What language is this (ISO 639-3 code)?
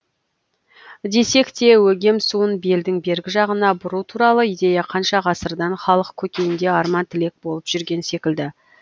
kaz